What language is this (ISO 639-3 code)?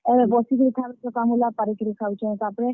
ori